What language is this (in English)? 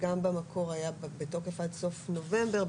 Hebrew